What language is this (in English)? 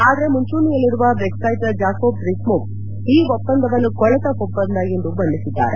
Kannada